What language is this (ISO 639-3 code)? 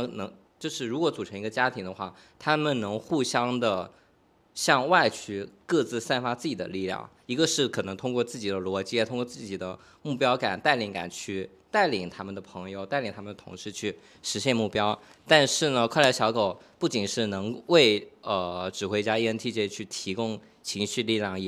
zho